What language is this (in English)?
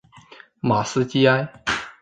Chinese